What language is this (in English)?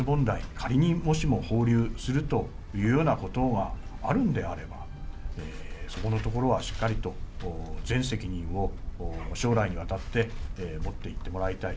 Japanese